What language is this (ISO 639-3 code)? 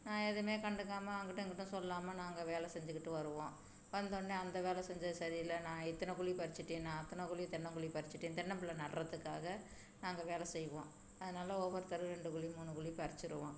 tam